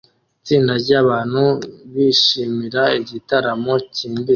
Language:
Kinyarwanda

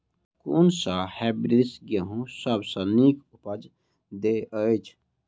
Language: Maithili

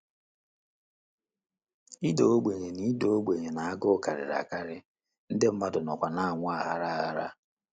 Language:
Igbo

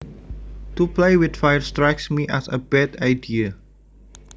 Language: Javanese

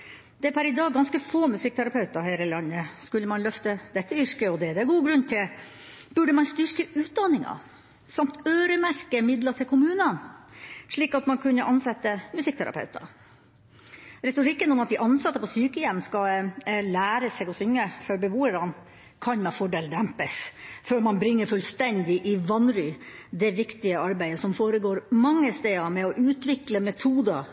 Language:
Norwegian Bokmål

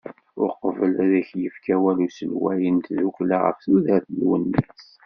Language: Kabyle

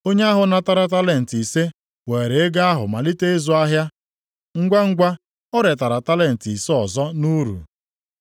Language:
Igbo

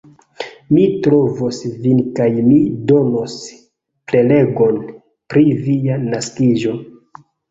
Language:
Esperanto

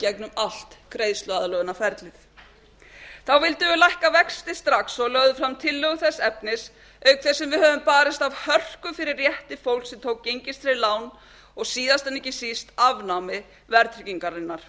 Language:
Icelandic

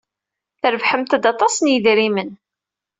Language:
Kabyle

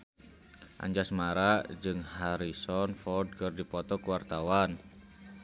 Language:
Sundanese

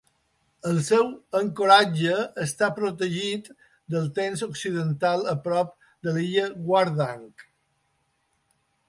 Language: Catalan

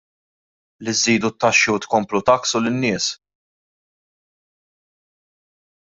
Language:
Maltese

